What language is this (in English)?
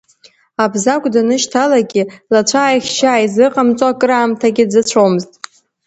Abkhazian